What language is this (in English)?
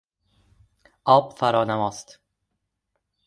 Persian